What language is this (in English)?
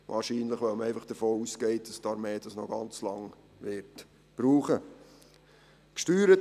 Swiss German